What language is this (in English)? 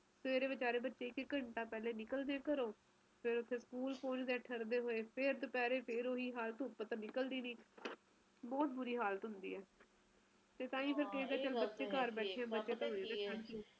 Punjabi